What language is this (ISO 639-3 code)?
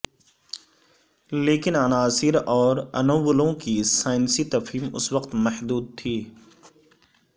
urd